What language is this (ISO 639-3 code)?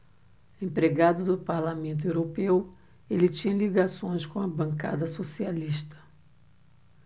por